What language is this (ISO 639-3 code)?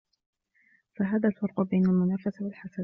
ara